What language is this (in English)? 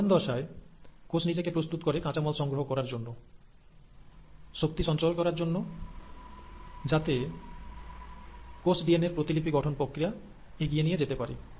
Bangla